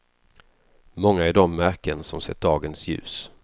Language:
Swedish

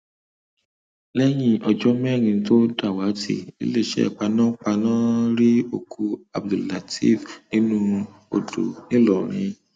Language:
Yoruba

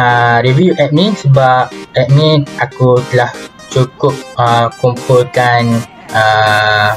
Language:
Malay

